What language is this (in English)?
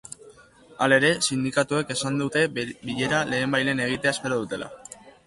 Basque